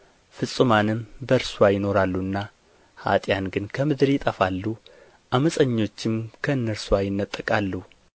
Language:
Amharic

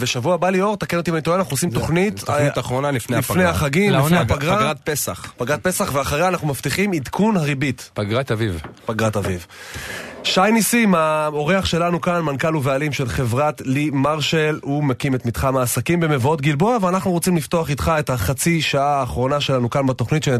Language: Hebrew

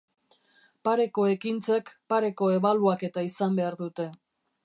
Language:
Basque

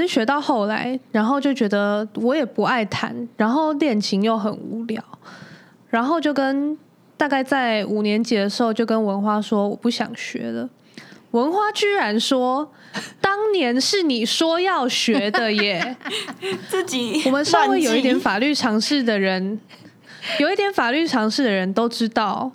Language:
Chinese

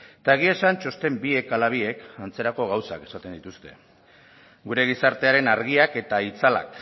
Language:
Basque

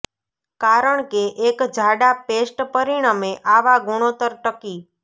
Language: Gujarati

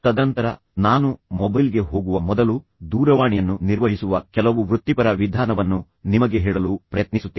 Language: Kannada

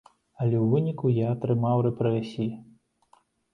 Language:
Belarusian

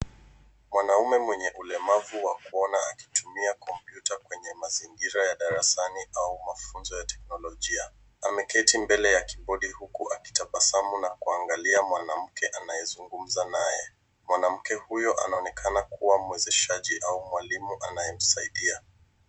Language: Swahili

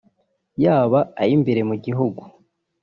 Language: Kinyarwanda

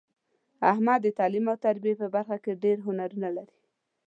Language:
Pashto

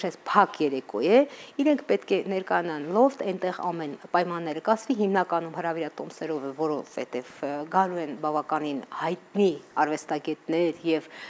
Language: Romanian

